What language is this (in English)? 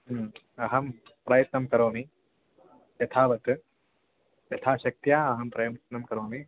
Sanskrit